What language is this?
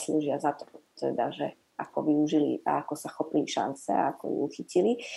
Slovak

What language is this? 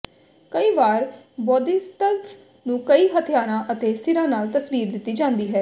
Punjabi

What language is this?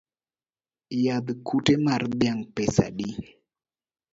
Luo (Kenya and Tanzania)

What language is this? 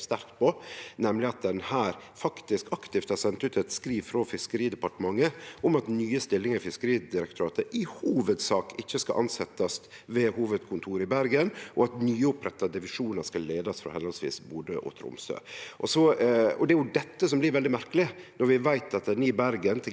Norwegian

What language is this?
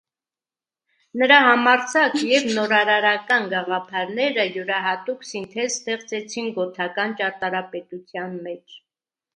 Armenian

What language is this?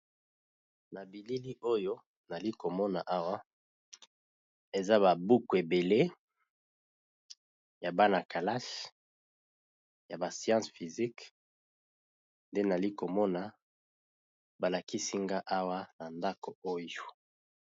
Lingala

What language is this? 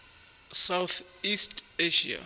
Northern Sotho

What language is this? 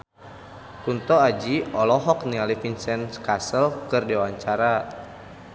Sundanese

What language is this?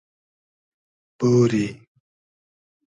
Hazaragi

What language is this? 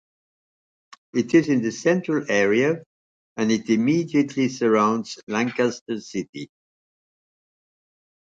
English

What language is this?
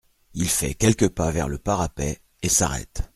French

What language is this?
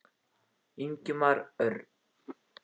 Icelandic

